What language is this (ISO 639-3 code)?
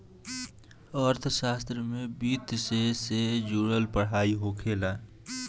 bho